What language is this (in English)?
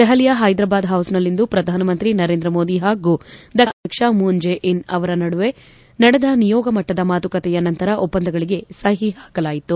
Kannada